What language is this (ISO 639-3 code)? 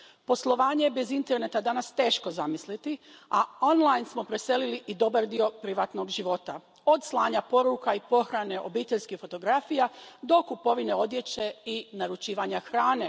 hrv